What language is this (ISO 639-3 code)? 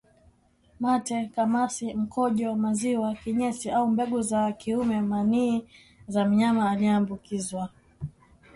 swa